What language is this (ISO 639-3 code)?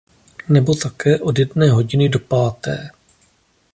ces